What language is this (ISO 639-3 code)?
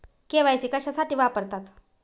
mar